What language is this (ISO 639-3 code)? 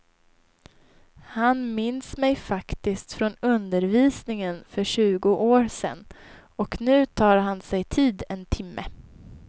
swe